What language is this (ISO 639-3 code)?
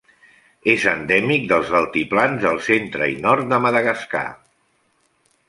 cat